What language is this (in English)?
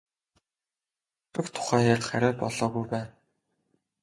Mongolian